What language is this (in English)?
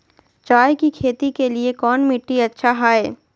Magahi